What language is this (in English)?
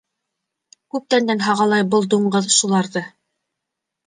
Bashkir